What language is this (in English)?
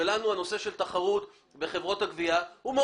Hebrew